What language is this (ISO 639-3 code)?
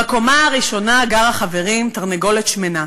heb